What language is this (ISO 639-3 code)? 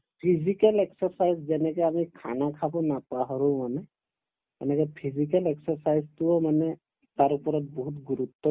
asm